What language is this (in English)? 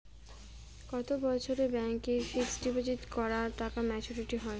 Bangla